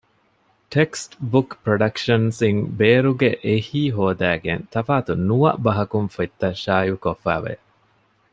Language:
Divehi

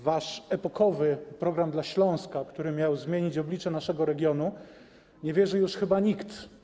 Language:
Polish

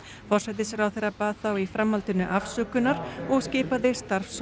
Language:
Icelandic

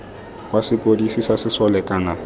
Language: Tswana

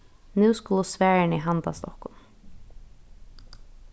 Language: Faroese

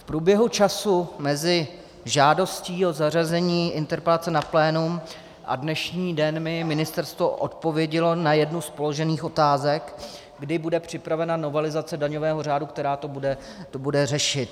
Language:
Czech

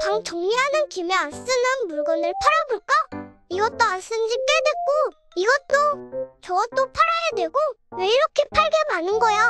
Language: Korean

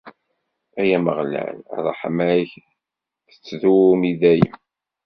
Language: Kabyle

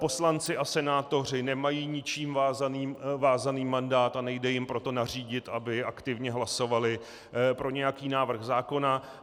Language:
Czech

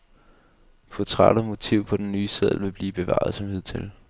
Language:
Danish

